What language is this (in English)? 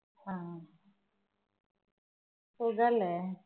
Malayalam